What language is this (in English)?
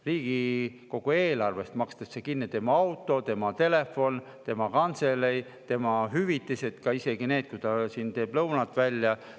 Estonian